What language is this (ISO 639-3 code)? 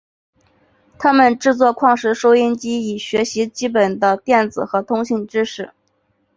zho